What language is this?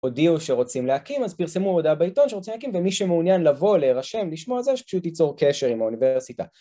Hebrew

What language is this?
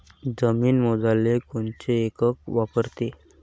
Marathi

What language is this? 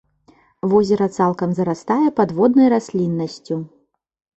Belarusian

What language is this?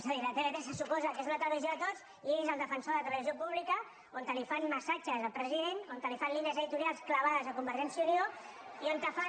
Catalan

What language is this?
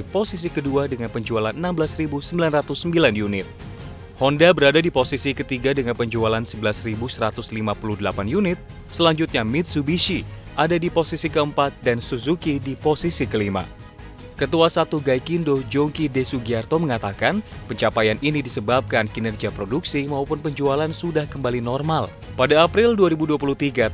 Indonesian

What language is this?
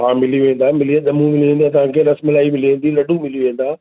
Sindhi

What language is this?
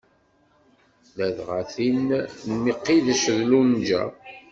Kabyle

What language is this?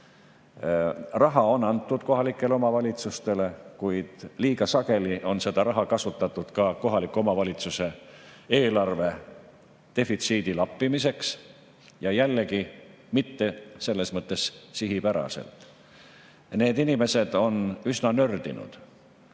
Estonian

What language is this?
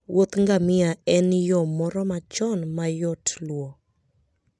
Luo (Kenya and Tanzania)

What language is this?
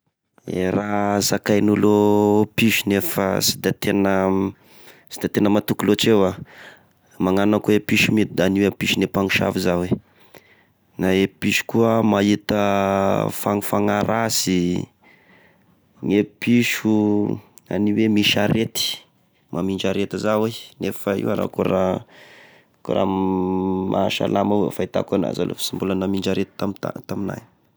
Tesaka Malagasy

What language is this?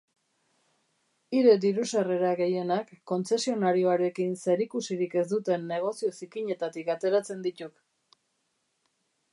Basque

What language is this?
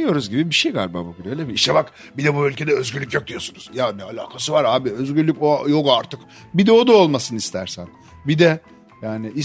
Turkish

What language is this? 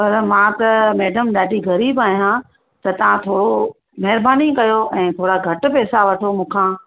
Sindhi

